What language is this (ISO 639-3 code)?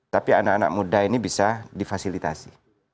ind